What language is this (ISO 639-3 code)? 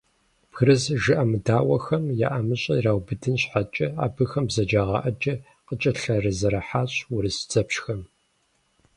kbd